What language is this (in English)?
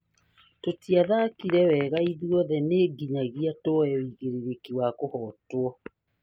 Kikuyu